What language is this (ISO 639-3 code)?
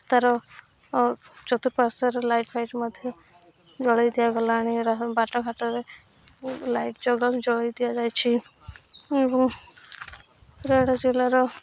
ori